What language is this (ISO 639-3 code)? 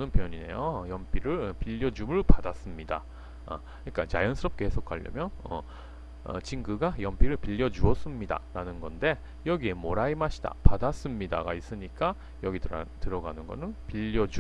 kor